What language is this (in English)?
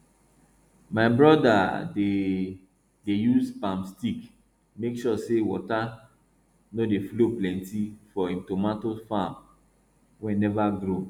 Nigerian Pidgin